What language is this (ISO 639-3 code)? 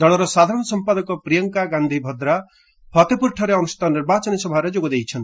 ori